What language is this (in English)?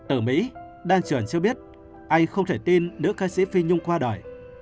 Vietnamese